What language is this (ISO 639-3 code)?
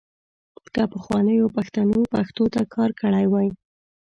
pus